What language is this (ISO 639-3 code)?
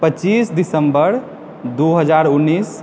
mai